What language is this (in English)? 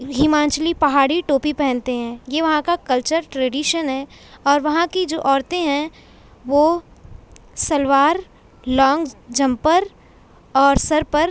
Urdu